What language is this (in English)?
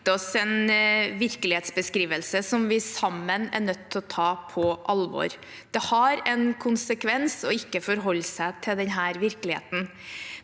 Norwegian